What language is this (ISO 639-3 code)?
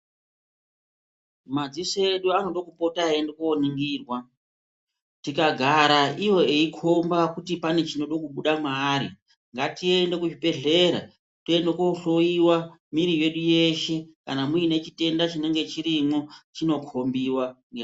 ndc